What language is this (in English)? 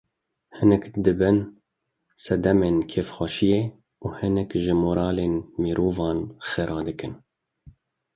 Kurdish